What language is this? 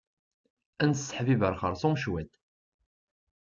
Kabyle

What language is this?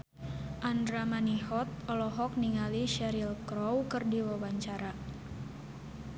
Sundanese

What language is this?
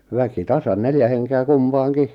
Finnish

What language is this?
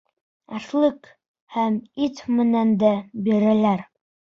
Bashkir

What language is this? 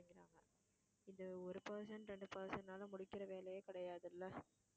Tamil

